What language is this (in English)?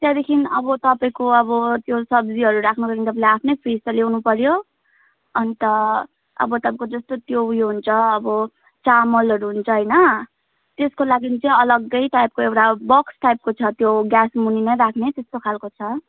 Nepali